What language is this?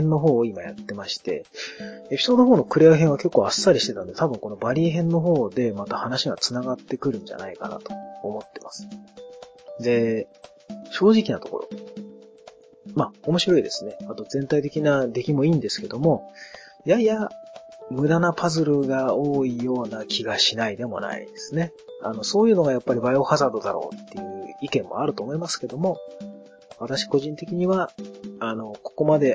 Japanese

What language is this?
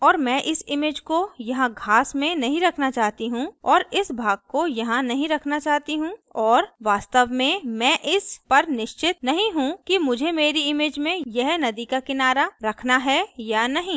Hindi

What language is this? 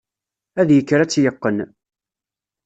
Kabyle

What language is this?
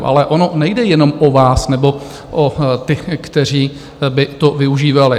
Czech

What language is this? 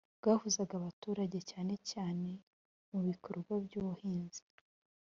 Kinyarwanda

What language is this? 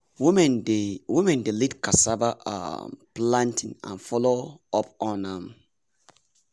Nigerian Pidgin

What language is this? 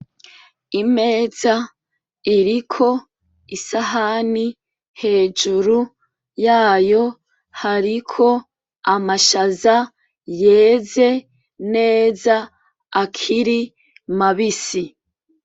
Rundi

